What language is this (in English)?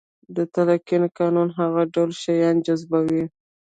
Pashto